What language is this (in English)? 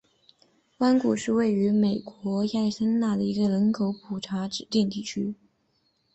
Chinese